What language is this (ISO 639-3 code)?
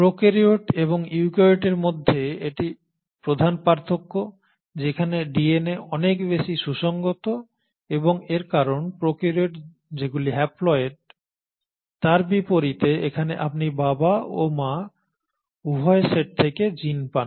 ben